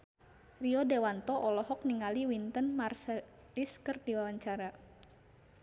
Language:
Sundanese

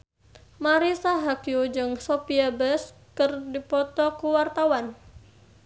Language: Sundanese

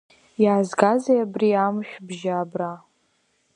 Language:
Abkhazian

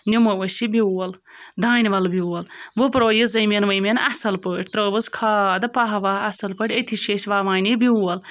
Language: Kashmiri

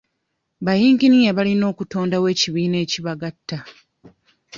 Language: Ganda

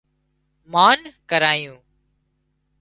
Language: Wadiyara Koli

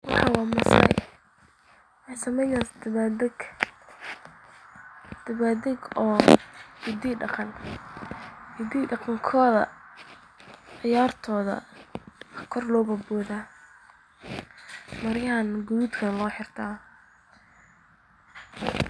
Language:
Somali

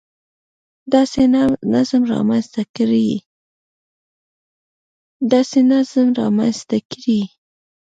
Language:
Pashto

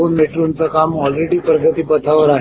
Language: Marathi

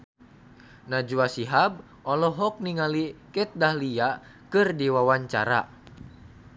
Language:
Sundanese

